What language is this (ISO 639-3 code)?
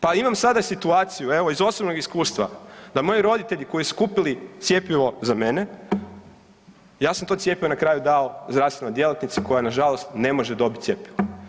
hrv